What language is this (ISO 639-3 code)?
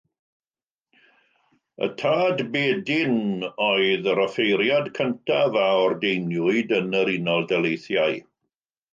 cym